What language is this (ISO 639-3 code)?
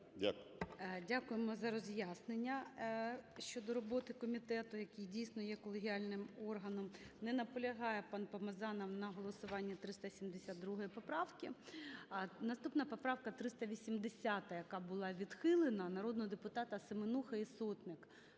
ukr